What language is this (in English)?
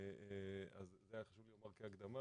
Hebrew